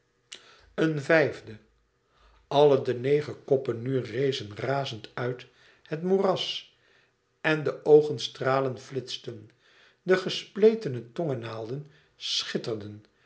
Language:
Dutch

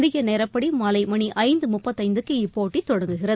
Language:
Tamil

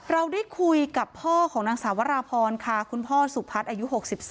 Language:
Thai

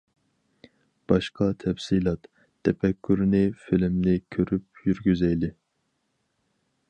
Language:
Uyghur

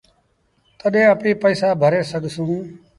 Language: Sindhi Bhil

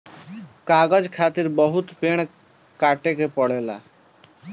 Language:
Bhojpuri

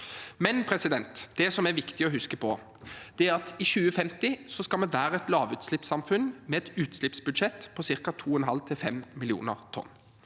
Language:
Norwegian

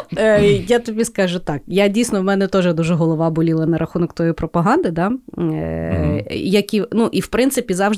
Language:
Ukrainian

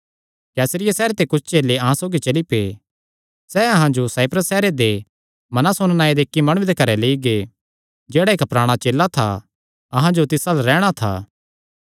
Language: Kangri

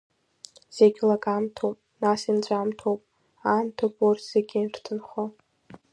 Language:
Abkhazian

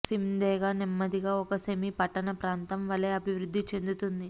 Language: Telugu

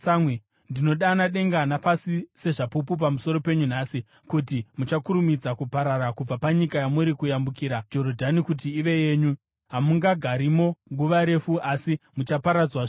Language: Shona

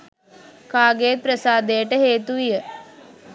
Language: Sinhala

